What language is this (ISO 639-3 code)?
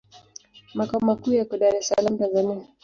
swa